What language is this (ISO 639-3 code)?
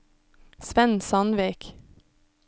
nor